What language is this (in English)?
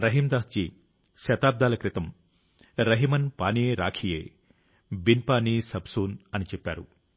Telugu